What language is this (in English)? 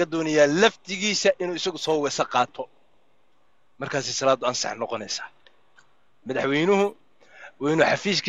Arabic